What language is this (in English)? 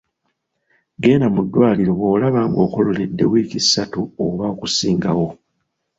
Ganda